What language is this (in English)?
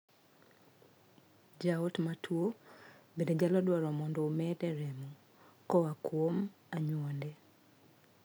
Luo (Kenya and Tanzania)